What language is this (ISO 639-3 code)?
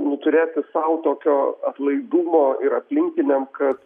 lit